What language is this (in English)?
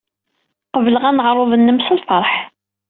Kabyle